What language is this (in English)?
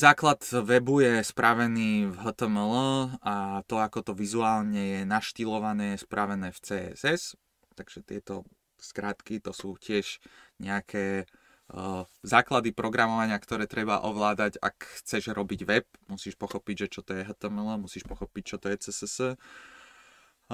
Slovak